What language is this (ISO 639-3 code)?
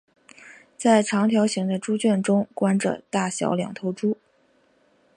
zho